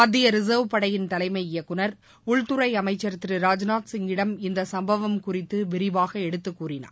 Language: Tamil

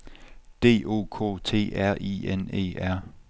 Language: Danish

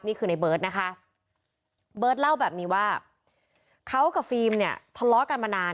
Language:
Thai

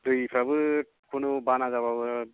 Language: Bodo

